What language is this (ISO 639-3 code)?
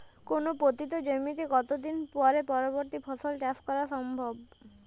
ben